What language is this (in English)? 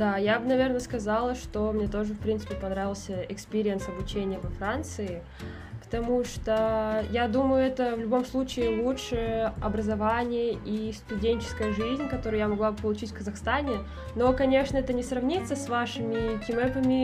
Russian